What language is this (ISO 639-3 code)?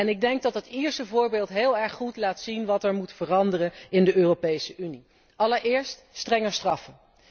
nld